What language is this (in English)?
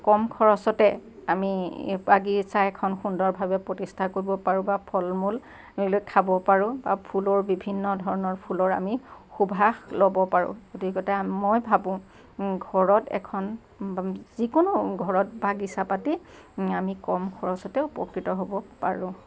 Assamese